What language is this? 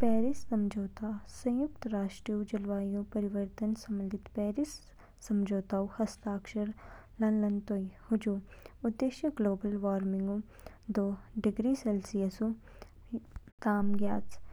Kinnauri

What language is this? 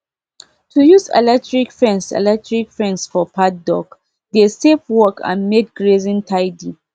Nigerian Pidgin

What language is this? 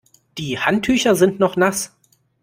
German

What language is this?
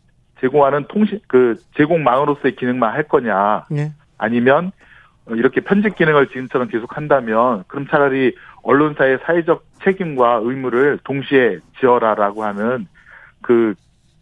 Korean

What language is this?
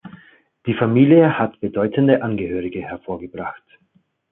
German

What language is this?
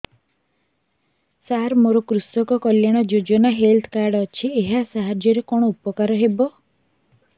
Odia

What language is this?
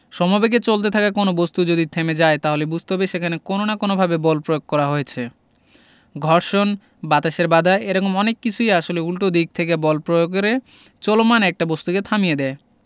Bangla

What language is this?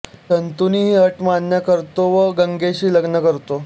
Marathi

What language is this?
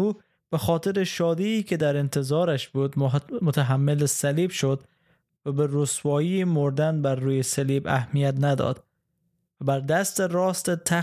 Persian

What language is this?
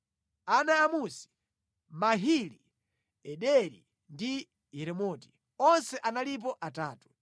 Nyanja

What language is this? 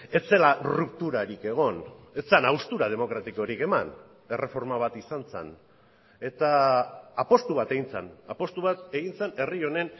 Basque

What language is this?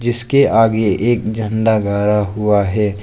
Hindi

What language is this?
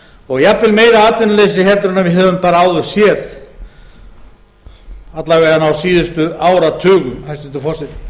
Icelandic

